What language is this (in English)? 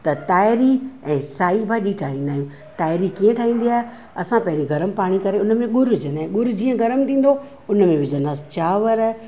Sindhi